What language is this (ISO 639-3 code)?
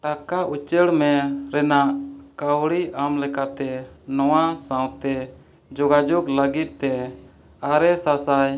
sat